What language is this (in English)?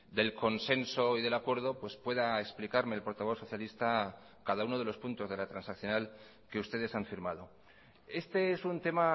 Spanish